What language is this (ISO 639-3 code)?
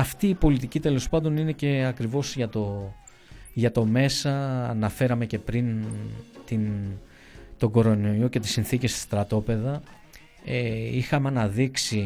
ell